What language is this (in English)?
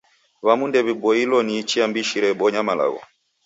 Taita